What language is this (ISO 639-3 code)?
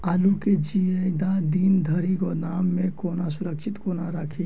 mai